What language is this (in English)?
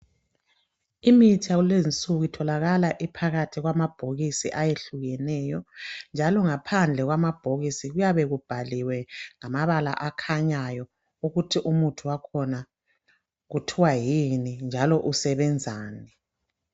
North Ndebele